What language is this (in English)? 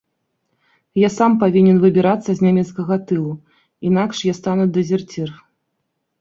Belarusian